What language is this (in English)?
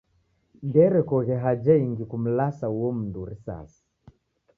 Taita